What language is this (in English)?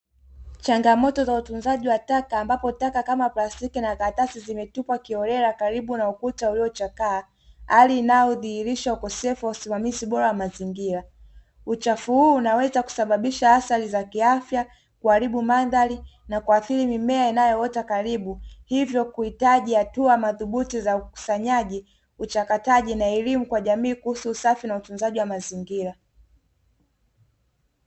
Swahili